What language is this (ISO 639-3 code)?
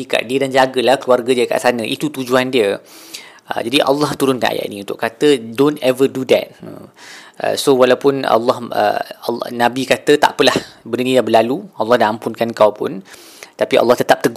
msa